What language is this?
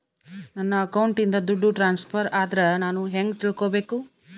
Kannada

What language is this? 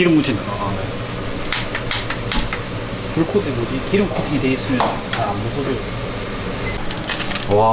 Korean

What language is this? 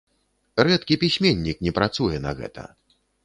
Belarusian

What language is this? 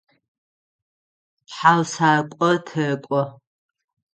Adyghe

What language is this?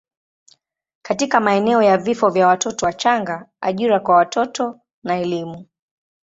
Swahili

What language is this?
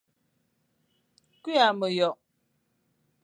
Fang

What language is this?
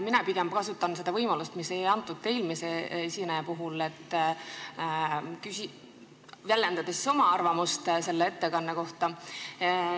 Estonian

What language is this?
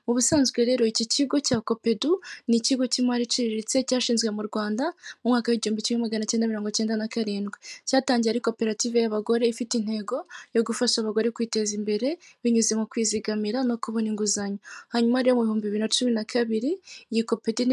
Kinyarwanda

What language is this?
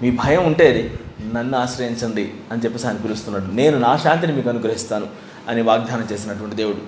Telugu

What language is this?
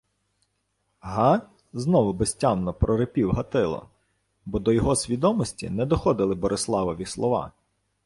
Ukrainian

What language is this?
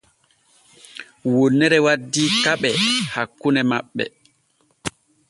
Borgu Fulfulde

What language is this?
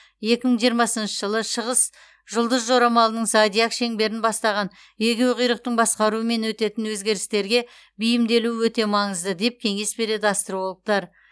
Kazakh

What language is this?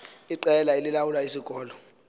Xhosa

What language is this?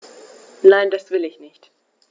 German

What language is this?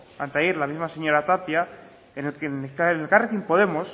Spanish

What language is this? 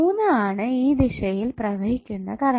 Malayalam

